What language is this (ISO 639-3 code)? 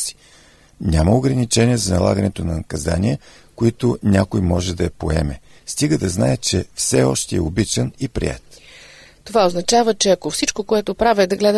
bul